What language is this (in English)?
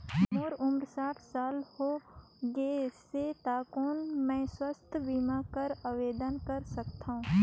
Chhattisgarhi